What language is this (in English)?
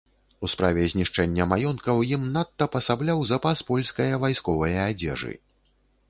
Belarusian